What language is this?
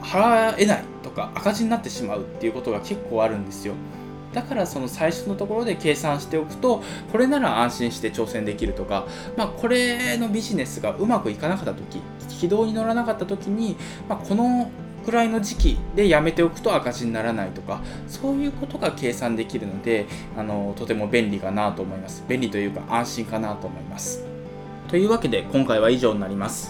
Japanese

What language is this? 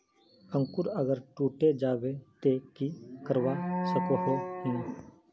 Magahi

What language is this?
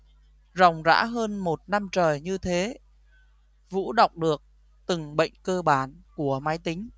Vietnamese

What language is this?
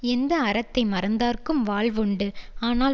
Tamil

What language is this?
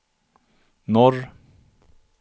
Swedish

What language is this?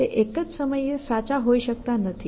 Gujarati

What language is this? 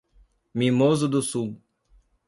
Portuguese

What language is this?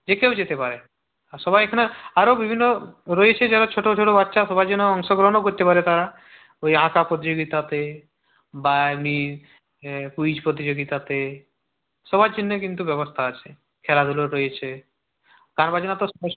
Bangla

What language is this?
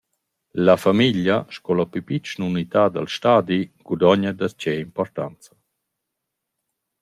Romansh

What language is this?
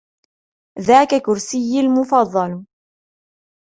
Arabic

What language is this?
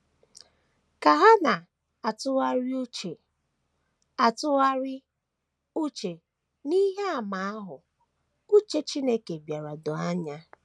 Igbo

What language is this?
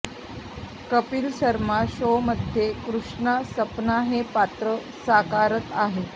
Marathi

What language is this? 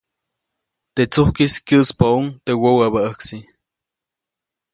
Copainalá Zoque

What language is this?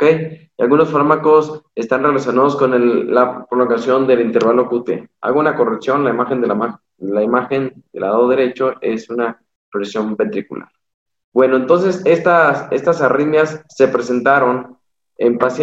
Spanish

